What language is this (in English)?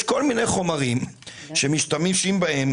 Hebrew